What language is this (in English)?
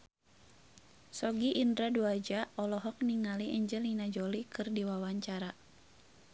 Sundanese